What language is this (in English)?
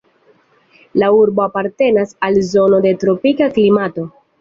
Esperanto